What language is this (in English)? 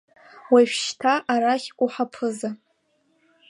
Abkhazian